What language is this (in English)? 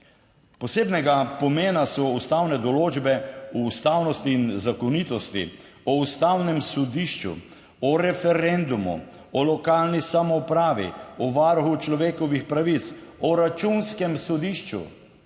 Slovenian